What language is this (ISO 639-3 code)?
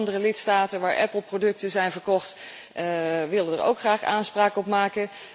nld